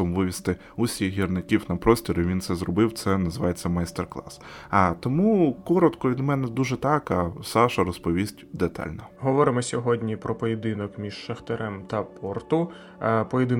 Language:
Ukrainian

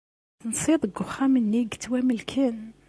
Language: Kabyle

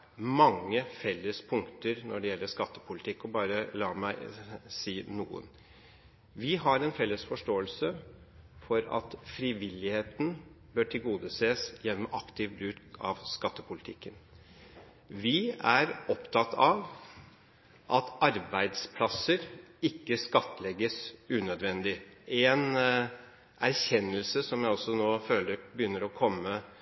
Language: Norwegian Bokmål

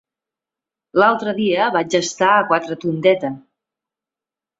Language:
Catalan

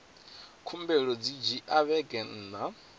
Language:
Venda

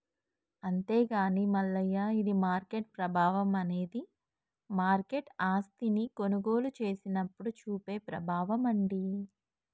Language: Telugu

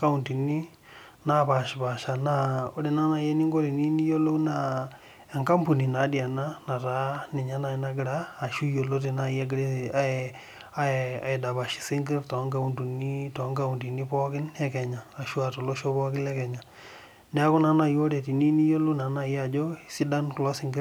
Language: Masai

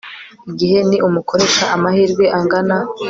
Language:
Kinyarwanda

